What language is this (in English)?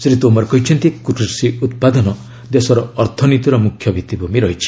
Odia